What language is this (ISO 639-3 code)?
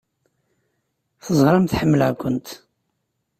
kab